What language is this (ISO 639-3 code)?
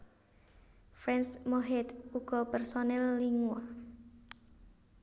jav